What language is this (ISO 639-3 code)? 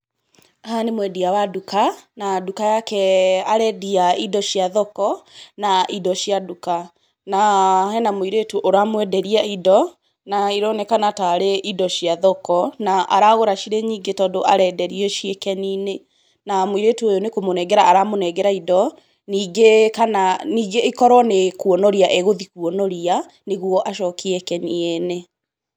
kik